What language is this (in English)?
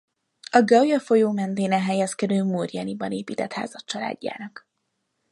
Hungarian